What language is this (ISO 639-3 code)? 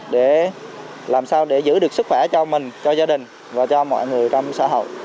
vie